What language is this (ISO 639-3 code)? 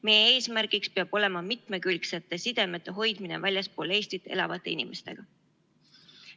est